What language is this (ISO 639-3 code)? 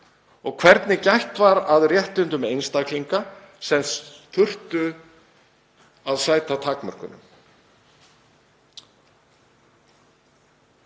isl